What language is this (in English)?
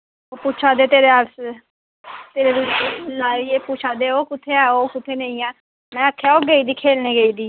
Dogri